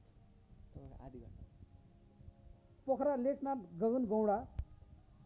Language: Nepali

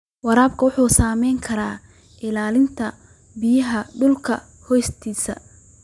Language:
Somali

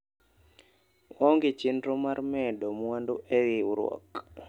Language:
Luo (Kenya and Tanzania)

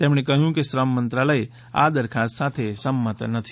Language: Gujarati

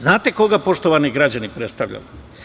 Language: Serbian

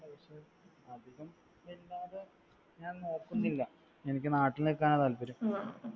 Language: Malayalam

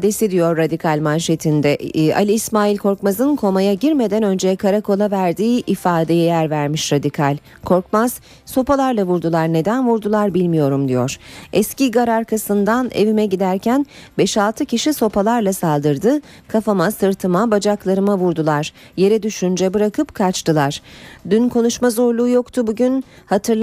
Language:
Turkish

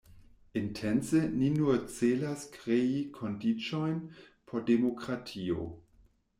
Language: Esperanto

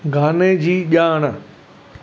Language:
Sindhi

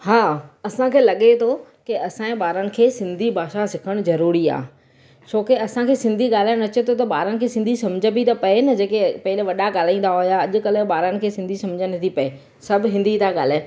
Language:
Sindhi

